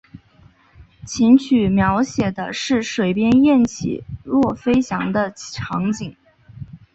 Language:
Chinese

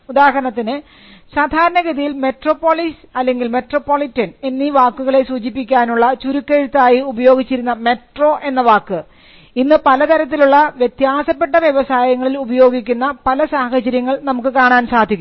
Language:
Malayalam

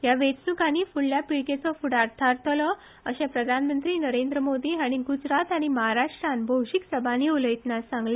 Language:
Konkani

